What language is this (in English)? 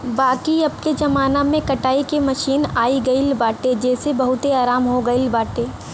Bhojpuri